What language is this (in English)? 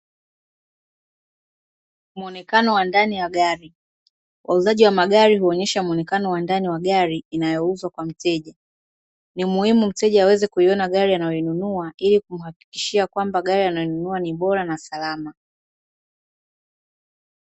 Swahili